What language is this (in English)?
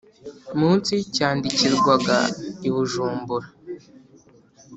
Kinyarwanda